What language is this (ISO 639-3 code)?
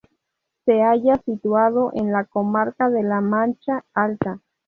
spa